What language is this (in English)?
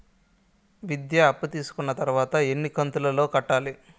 Telugu